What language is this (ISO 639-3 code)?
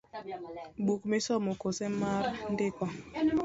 luo